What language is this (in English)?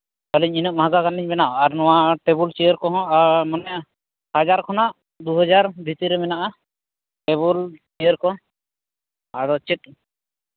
Santali